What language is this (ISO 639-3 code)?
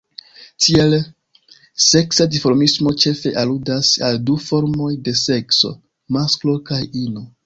epo